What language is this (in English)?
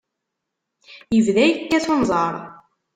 Kabyle